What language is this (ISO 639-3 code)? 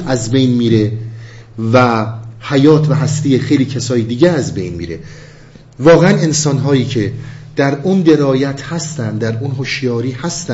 fas